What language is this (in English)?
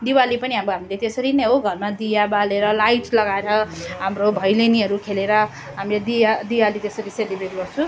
Nepali